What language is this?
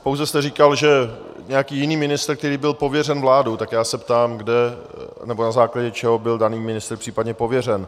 Czech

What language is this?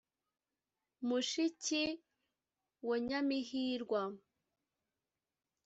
Kinyarwanda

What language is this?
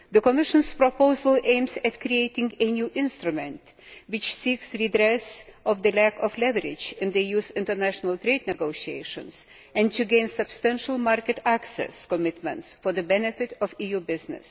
English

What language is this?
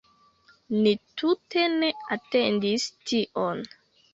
Esperanto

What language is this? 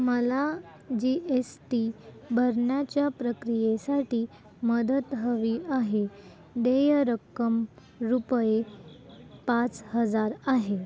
Marathi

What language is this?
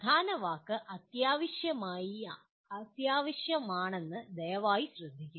Malayalam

